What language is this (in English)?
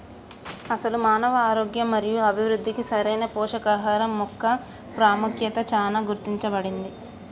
Telugu